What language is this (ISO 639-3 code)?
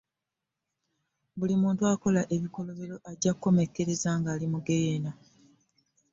lug